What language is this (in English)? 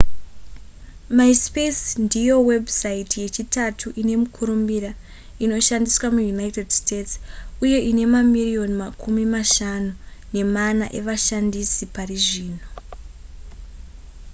Shona